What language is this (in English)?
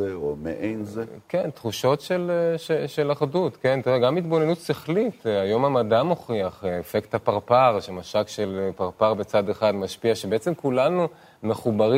Hebrew